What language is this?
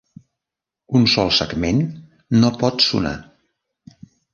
Catalan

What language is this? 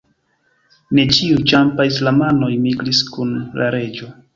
Esperanto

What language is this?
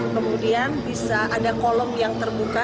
Indonesian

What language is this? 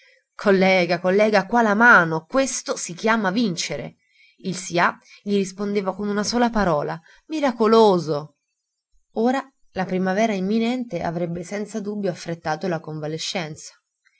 Italian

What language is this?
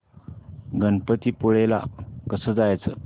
Marathi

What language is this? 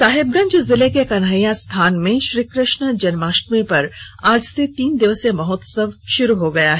Hindi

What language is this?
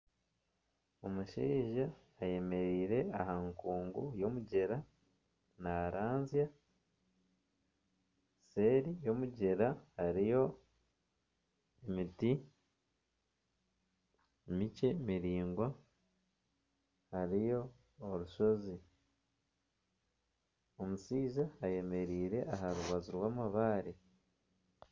Nyankole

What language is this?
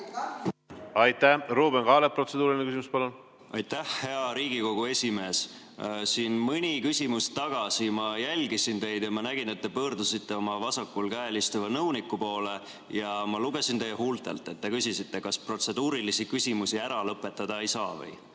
Estonian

